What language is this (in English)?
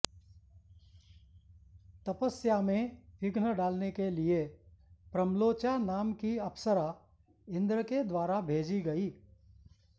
Sanskrit